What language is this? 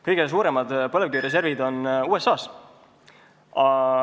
Estonian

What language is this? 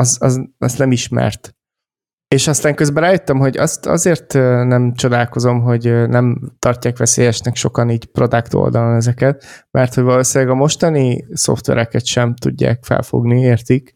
Hungarian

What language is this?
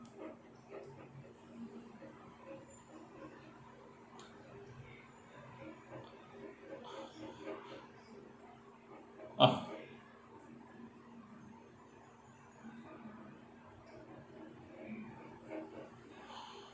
English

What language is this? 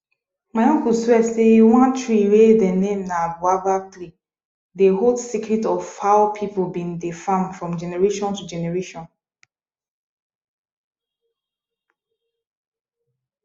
Nigerian Pidgin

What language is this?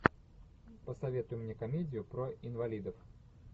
Russian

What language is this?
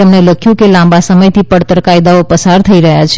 Gujarati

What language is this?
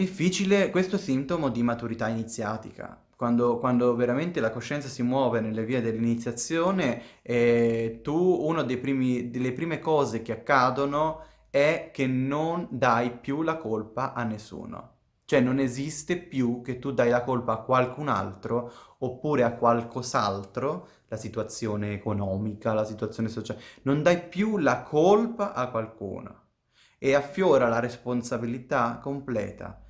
Italian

